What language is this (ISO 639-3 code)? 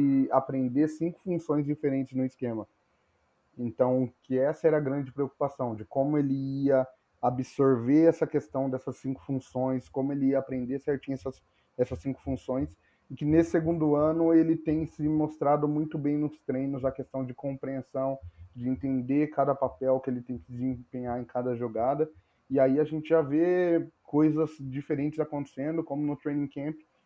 por